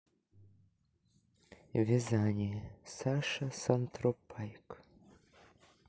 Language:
Russian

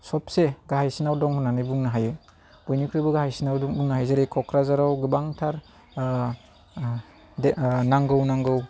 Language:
Bodo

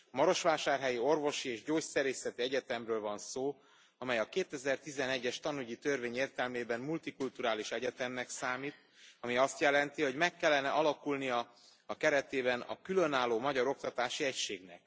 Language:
Hungarian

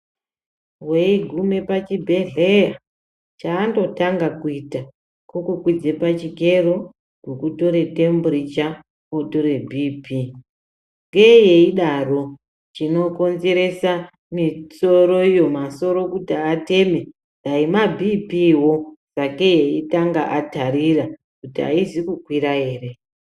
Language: Ndau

